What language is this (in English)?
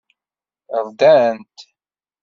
Kabyle